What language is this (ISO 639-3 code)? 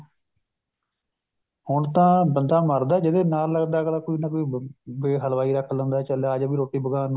pan